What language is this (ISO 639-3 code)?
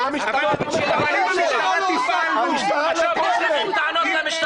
heb